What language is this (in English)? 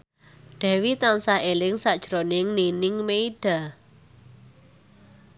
Javanese